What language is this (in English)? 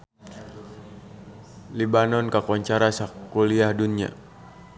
Sundanese